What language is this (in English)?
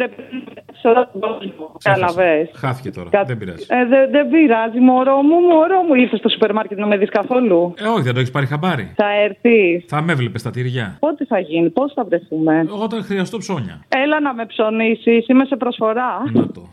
Greek